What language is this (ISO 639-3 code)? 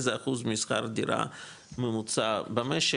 heb